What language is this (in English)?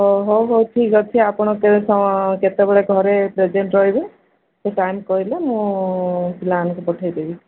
Odia